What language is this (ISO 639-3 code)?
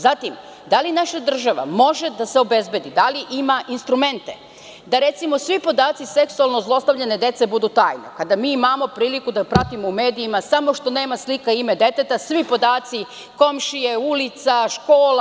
srp